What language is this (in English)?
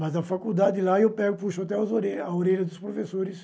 Portuguese